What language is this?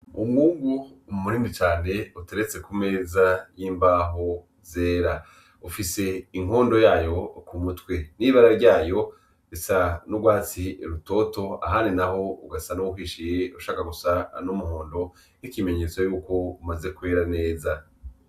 Rundi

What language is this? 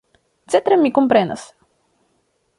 Esperanto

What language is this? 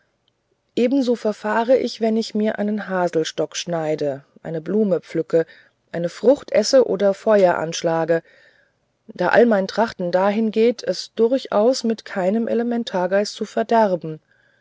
German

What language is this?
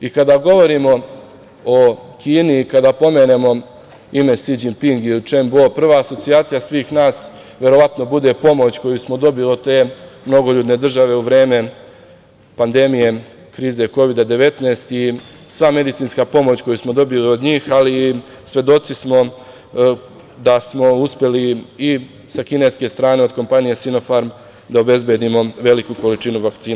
Serbian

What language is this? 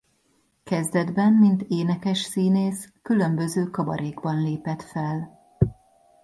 Hungarian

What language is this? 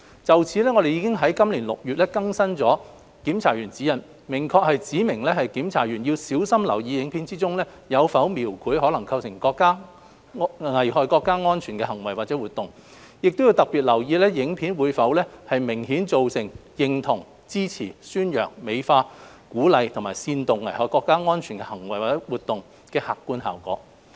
Cantonese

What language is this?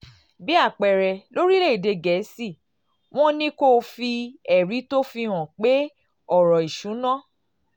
Yoruba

